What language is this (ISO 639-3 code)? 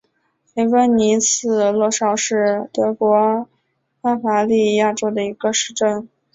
zho